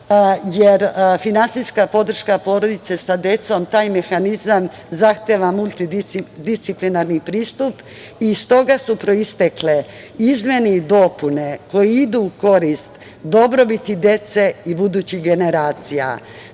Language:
Serbian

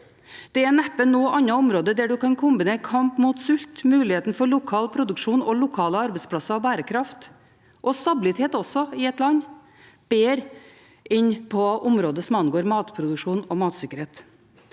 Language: Norwegian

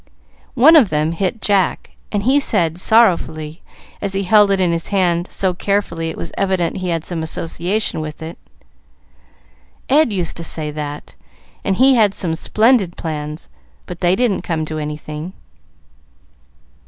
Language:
English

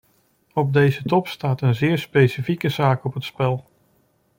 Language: Dutch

